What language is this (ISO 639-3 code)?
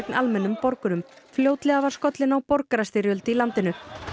isl